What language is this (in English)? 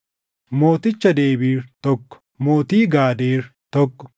Oromo